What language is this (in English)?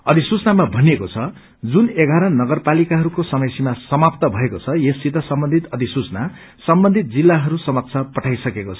Nepali